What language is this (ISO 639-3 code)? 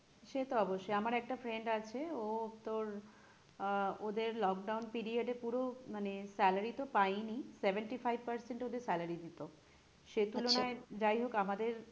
ben